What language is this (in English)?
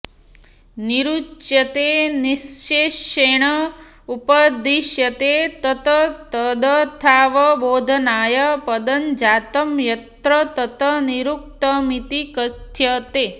Sanskrit